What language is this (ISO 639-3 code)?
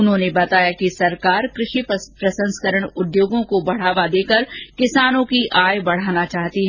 hin